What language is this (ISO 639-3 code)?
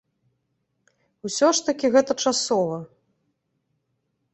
bel